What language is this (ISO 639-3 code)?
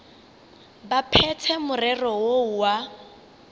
nso